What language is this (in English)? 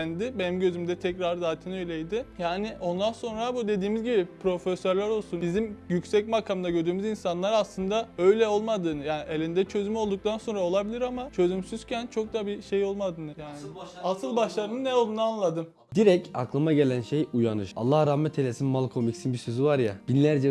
Turkish